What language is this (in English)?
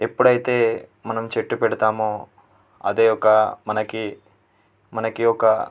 Telugu